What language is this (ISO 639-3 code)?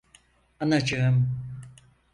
tur